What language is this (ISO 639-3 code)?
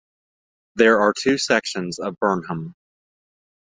eng